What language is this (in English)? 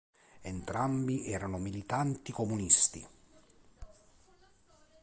Italian